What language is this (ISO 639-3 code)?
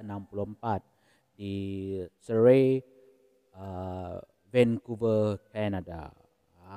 msa